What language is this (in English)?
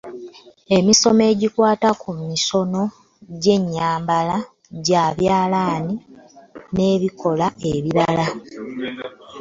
Ganda